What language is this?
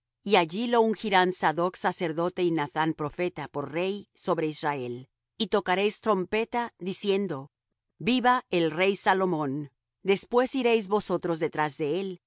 Spanish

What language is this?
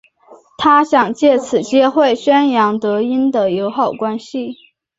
Chinese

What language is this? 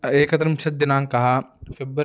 Sanskrit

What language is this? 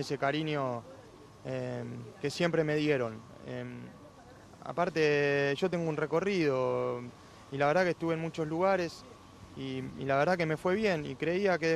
Spanish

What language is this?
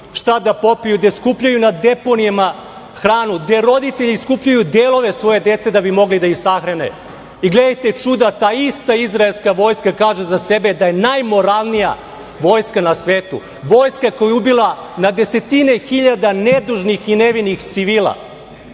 Serbian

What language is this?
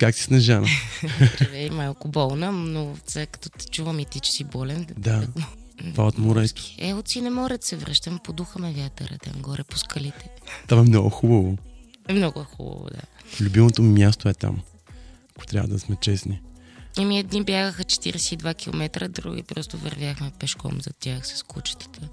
Bulgarian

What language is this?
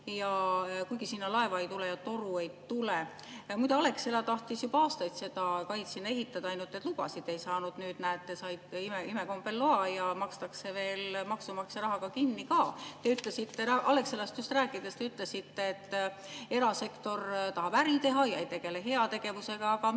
Estonian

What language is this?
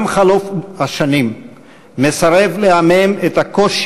Hebrew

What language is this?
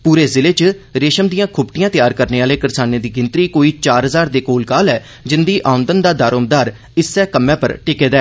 Dogri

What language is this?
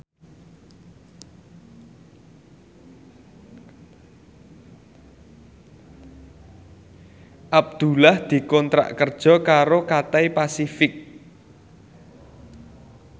Javanese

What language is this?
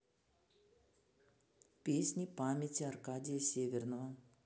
Russian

